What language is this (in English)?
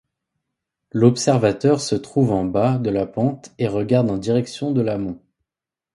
French